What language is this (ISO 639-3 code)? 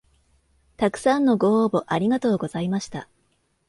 jpn